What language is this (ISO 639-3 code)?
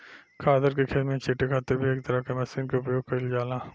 bho